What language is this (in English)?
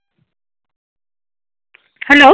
Assamese